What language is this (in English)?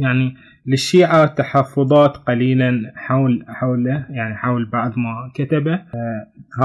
Arabic